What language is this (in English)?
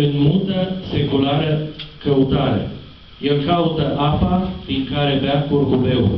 Romanian